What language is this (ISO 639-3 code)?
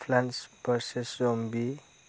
brx